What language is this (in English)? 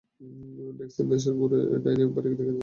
Bangla